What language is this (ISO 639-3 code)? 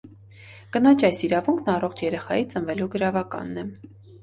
hye